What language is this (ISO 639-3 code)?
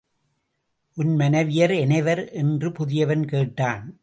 tam